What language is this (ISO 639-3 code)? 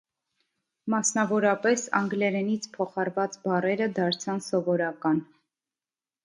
hye